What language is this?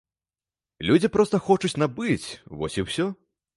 Belarusian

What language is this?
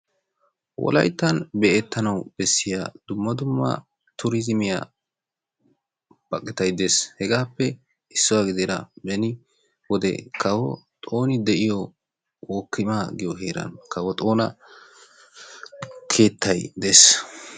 Wolaytta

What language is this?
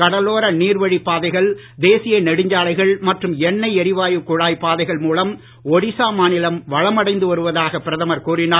Tamil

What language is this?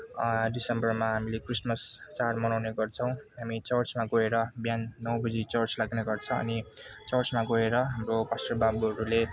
Nepali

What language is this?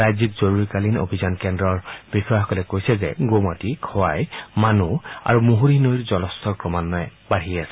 Assamese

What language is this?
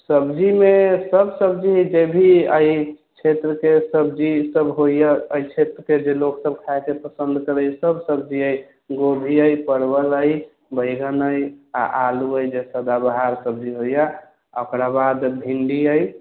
Maithili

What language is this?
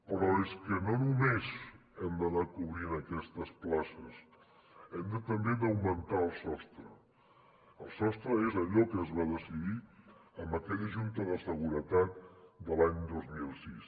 Catalan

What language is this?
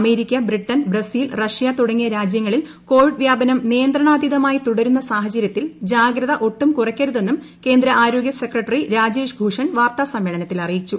Malayalam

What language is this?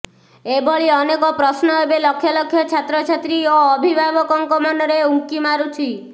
Odia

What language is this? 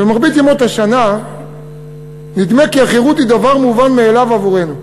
Hebrew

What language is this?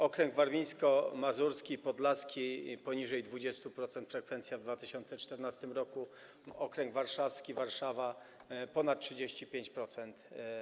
Polish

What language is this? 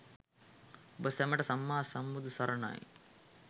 Sinhala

